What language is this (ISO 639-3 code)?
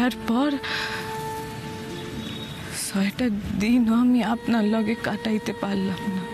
ben